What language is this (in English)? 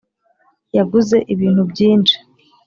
Kinyarwanda